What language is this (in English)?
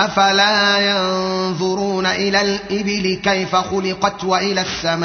Arabic